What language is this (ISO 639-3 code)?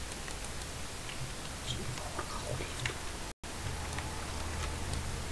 ron